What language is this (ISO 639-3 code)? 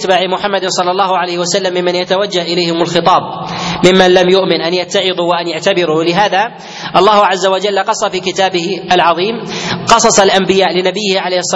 ara